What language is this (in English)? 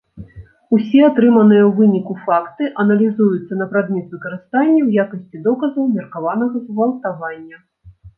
Belarusian